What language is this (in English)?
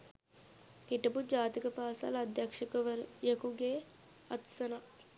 Sinhala